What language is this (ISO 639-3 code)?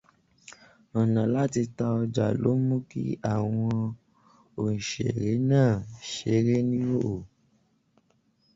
yor